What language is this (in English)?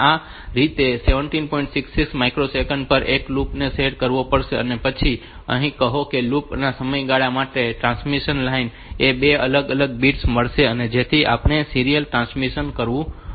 Gujarati